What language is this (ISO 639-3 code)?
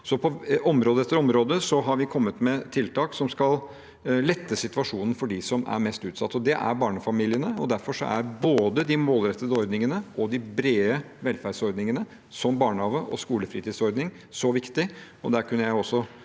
nor